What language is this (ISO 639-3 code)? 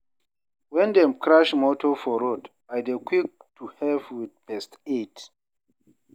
pcm